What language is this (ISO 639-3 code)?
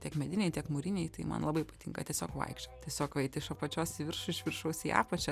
lit